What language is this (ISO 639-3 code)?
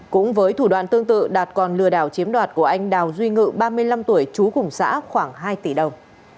vie